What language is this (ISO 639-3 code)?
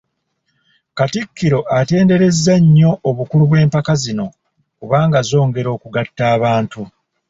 lug